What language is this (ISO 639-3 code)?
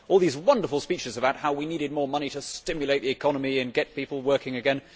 eng